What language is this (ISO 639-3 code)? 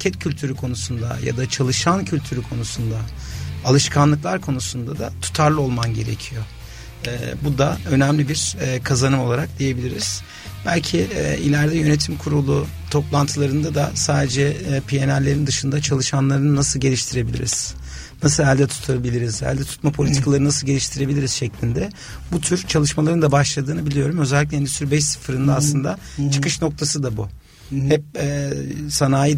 tur